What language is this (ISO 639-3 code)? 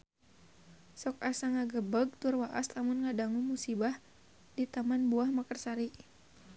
sun